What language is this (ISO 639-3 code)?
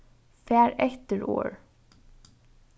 fao